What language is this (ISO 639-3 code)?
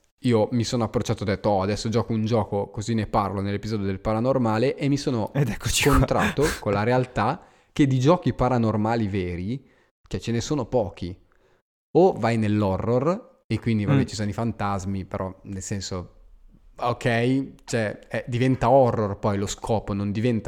ita